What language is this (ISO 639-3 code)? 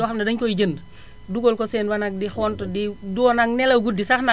wol